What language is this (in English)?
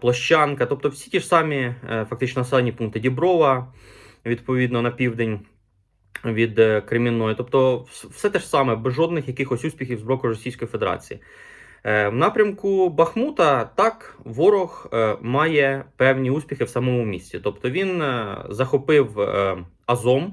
Ukrainian